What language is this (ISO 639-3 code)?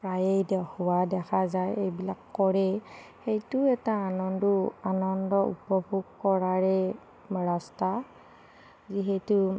asm